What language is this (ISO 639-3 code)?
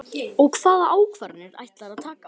isl